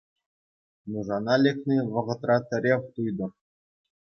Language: Chuvash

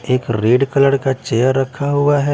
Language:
Hindi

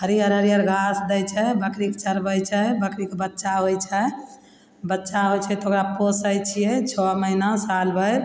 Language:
Maithili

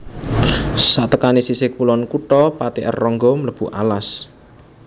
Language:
Javanese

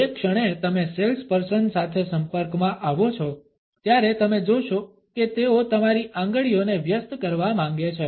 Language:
Gujarati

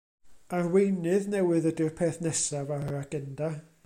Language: Welsh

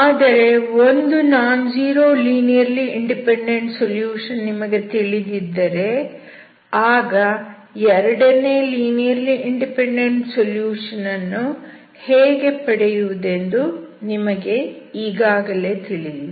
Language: Kannada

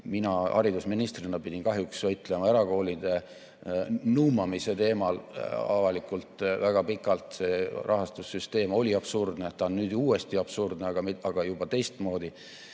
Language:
Estonian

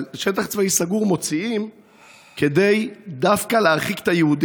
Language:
Hebrew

